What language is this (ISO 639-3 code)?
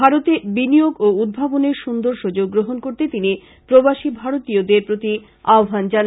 ben